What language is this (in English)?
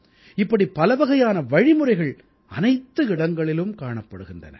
Tamil